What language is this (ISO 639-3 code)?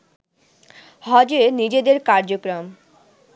ben